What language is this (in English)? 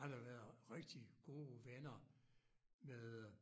Danish